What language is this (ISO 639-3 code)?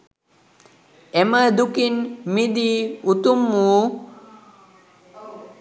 sin